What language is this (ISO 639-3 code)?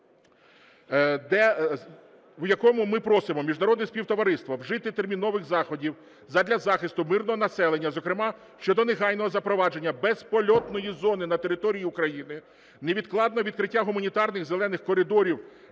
ukr